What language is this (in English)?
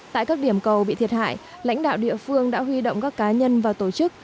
Vietnamese